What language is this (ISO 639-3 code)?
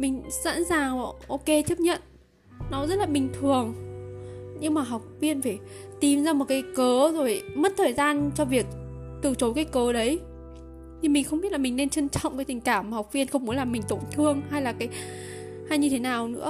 vie